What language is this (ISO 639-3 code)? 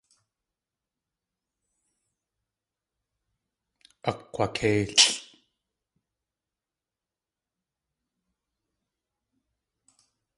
tli